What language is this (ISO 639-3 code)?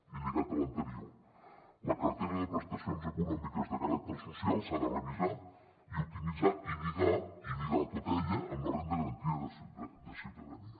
cat